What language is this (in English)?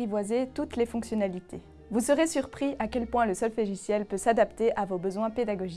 French